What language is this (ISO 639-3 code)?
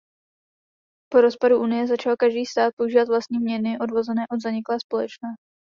ces